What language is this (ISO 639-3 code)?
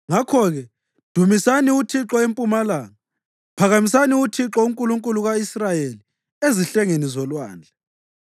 nde